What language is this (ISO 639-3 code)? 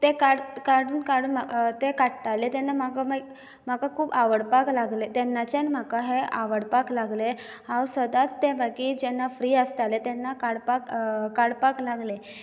kok